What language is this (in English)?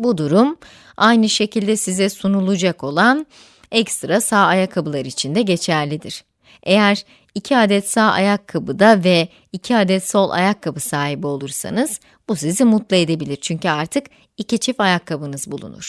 Turkish